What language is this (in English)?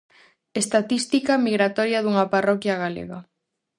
Galician